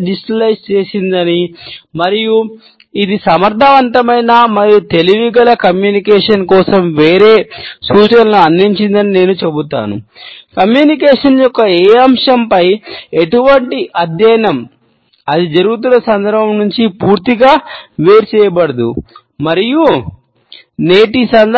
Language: Telugu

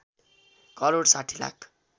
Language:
Nepali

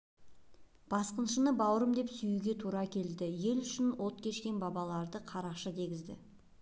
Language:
Kazakh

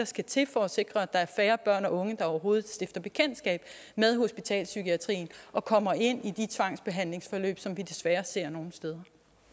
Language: Danish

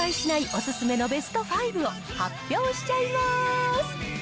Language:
Japanese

